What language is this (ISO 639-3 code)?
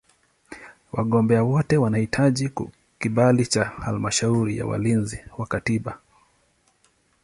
swa